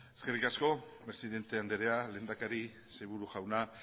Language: Basque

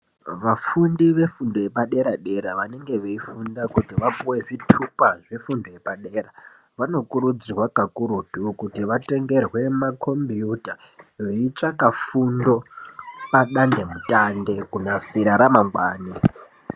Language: Ndau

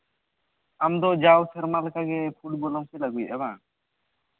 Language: Santali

